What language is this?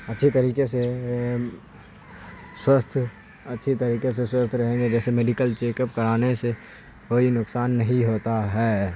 Urdu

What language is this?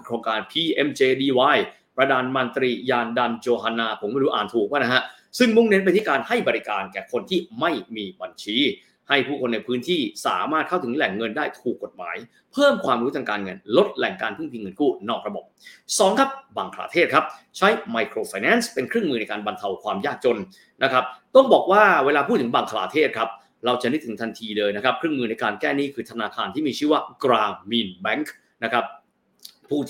Thai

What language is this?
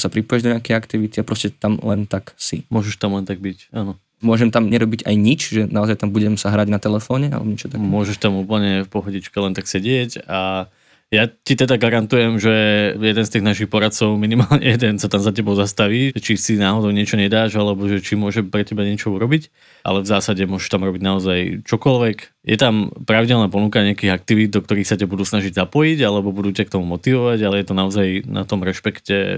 Slovak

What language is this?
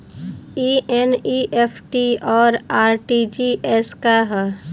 Bhojpuri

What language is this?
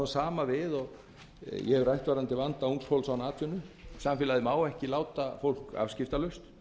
Icelandic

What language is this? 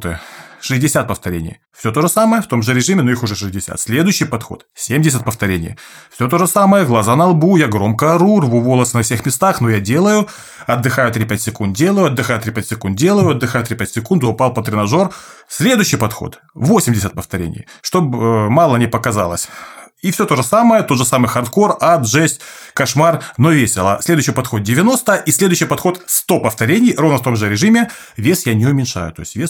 Russian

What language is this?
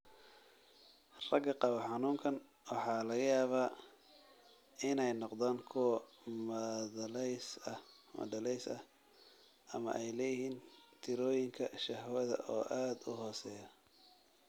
Somali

